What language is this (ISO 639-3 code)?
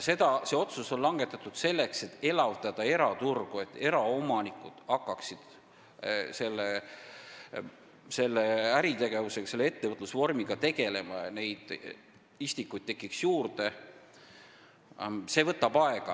est